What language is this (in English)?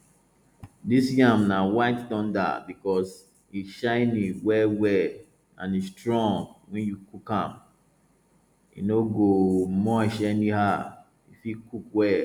Nigerian Pidgin